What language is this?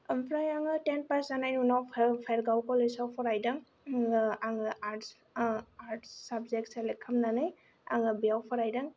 Bodo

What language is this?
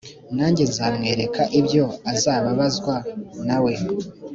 Kinyarwanda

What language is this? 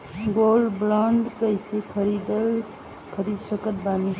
Bhojpuri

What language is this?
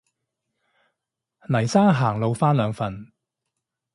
Cantonese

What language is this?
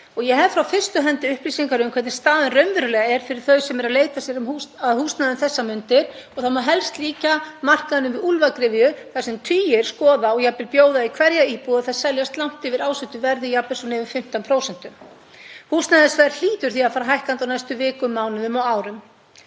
Icelandic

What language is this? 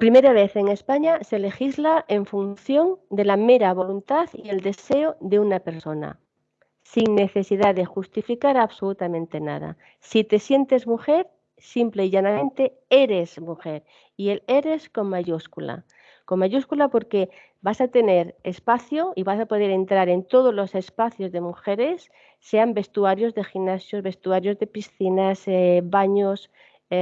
Spanish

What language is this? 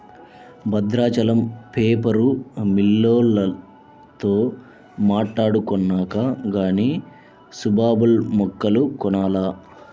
Telugu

